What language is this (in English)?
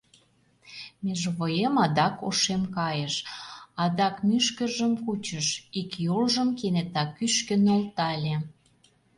Mari